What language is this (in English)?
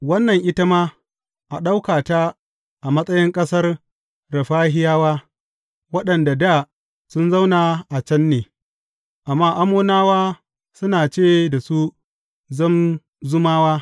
Hausa